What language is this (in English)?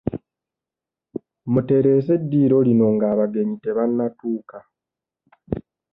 Ganda